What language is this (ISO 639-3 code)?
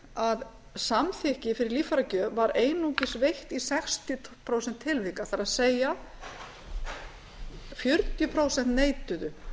isl